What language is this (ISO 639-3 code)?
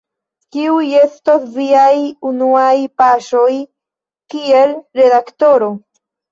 epo